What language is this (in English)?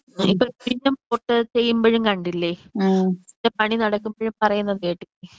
Malayalam